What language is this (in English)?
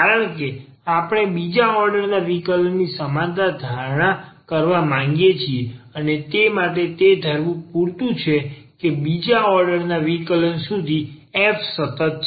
Gujarati